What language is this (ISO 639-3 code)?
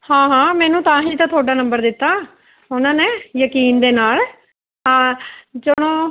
pan